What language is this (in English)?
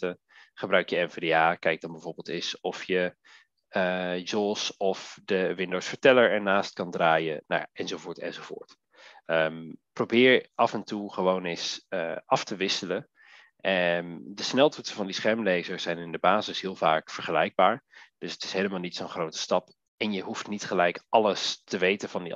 Dutch